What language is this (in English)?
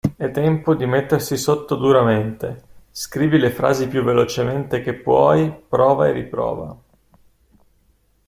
Italian